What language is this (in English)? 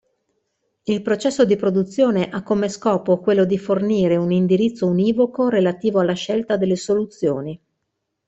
Italian